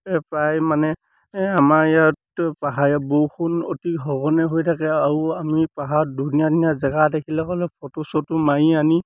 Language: Assamese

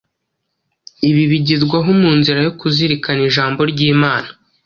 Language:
Kinyarwanda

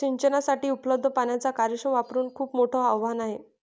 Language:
Marathi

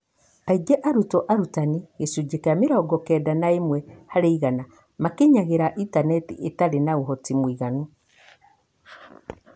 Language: Kikuyu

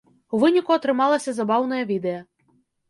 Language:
Belarusian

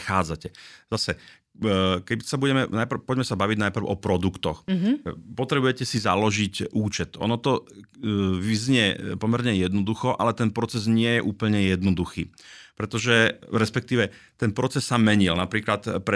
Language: Slovak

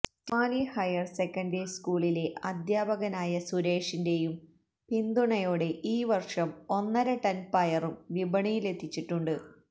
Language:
Malayalam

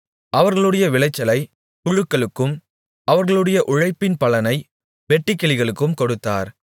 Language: Tamil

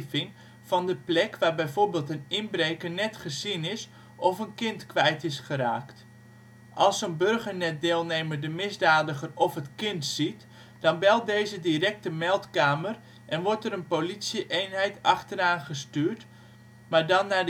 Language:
Dutch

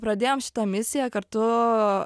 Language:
Lithuanian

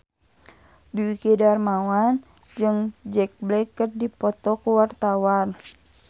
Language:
Sundanese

